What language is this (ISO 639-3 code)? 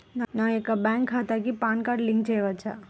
tel